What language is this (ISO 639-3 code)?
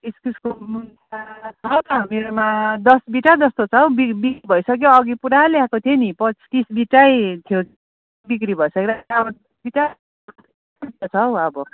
nep